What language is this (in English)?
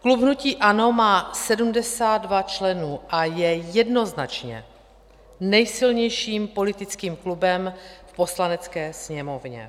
Czech